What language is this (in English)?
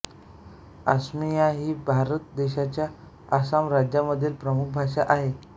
Marathi